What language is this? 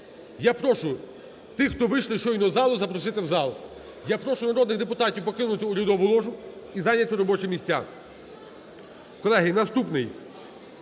Ukrainian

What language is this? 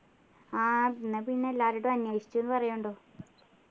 Malayalam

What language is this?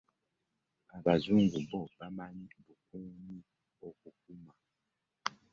Ganda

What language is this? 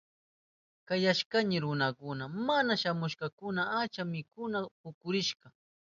Southern Pastaza Quechua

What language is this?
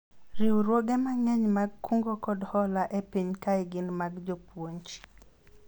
Luo (Kenya and Tanzania)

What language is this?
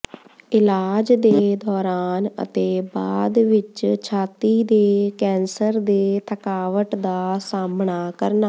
Punjabi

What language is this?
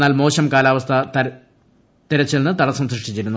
Malayalam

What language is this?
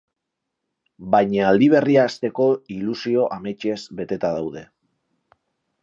Basque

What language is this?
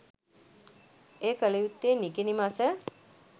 Sinhala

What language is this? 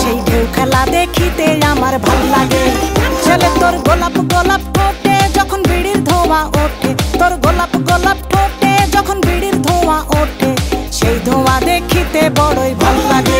Romanian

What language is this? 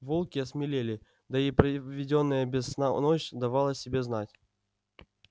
Russian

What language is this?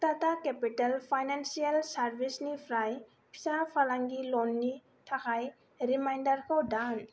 Bodo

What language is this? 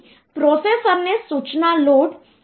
Gujarati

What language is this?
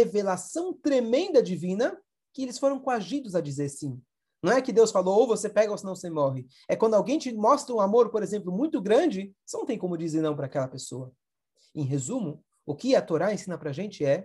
Portuguese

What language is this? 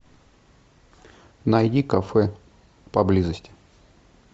Russian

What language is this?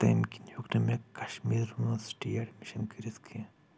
Kashmiri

